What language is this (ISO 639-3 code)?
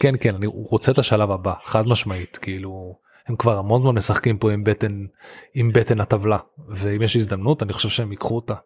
heb